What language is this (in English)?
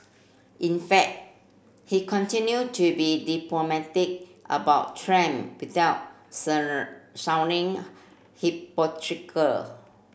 English